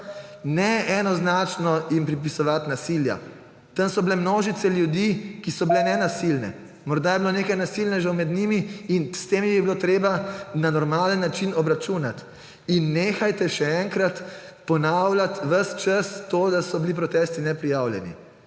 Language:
Slovenian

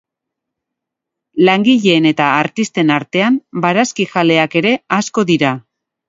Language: Basque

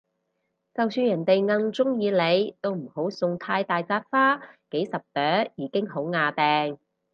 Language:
Cantonese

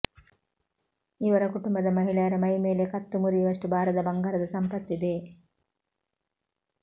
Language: Kannada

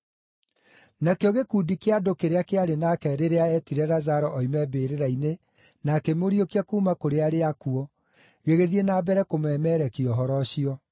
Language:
Kikuyu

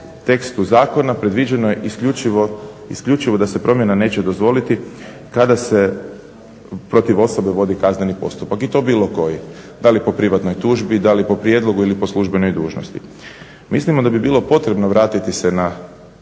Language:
Croatian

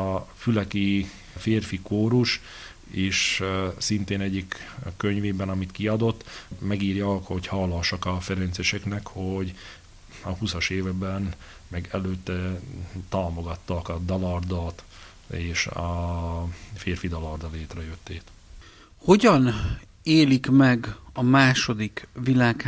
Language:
Hungarian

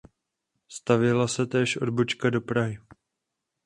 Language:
Czech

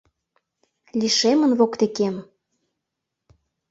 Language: Mari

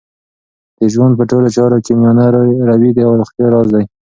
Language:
Pashto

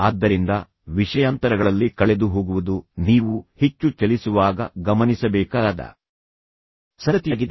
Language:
Kannada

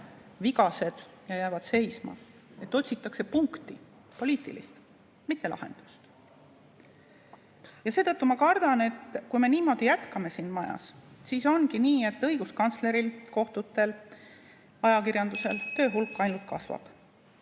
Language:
Estonian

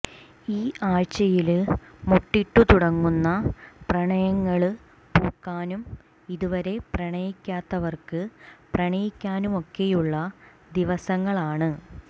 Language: Malayalam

